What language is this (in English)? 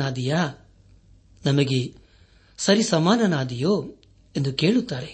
Kannada